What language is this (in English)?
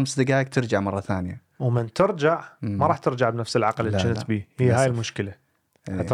Arabic